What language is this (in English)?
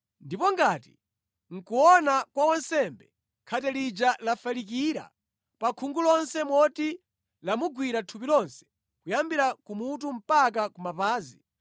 Nyanja